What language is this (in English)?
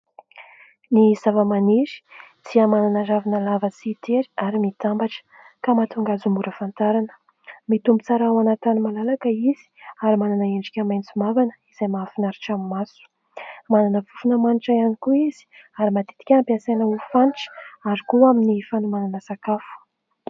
Malagasy